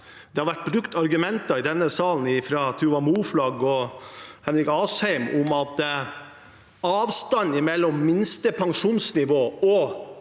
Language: Norwegian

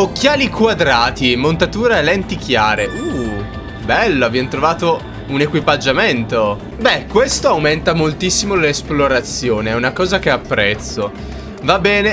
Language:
Italian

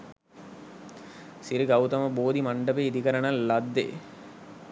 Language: Sinhala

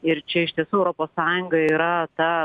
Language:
Lithuanian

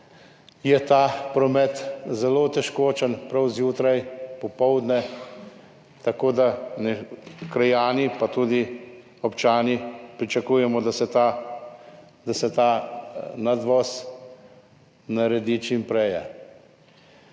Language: Slovenian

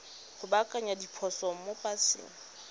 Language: Tswana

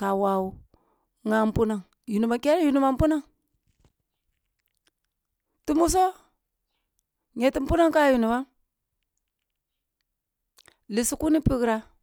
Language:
Kulung (Nigeria)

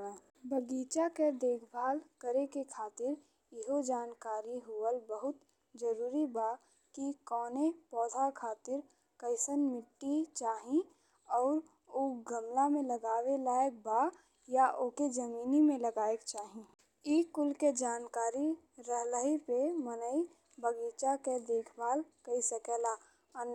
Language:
Bhojpuri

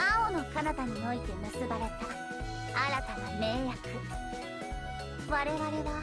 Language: Japanese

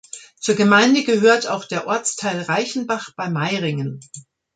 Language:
German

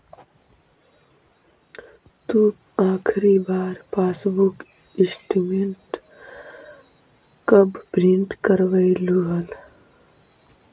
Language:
Magahi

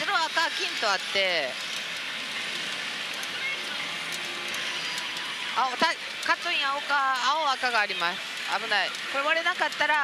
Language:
Japanese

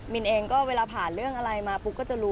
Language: Thai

